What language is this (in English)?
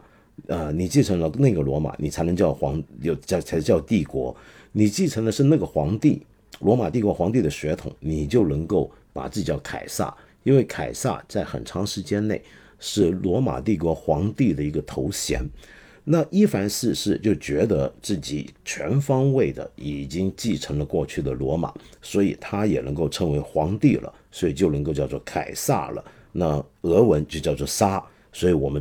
Chinese